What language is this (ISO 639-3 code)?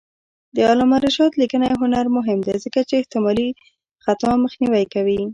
pus